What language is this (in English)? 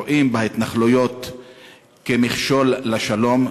Hebrew